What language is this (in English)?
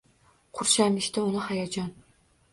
Uzbek